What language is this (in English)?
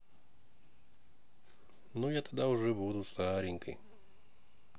Russian